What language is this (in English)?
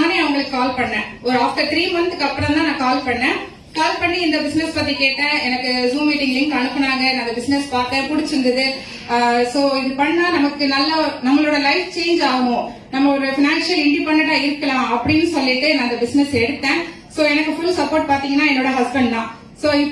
Tamil